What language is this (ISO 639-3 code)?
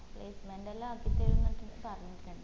mal